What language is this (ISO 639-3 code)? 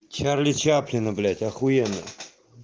rus